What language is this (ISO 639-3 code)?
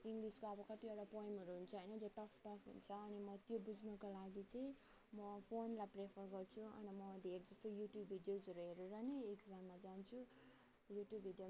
nep